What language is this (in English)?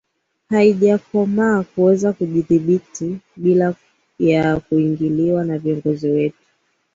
Swahili